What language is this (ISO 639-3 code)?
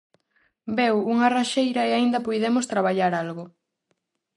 glg